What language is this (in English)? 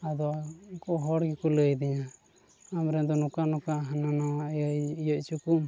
Santali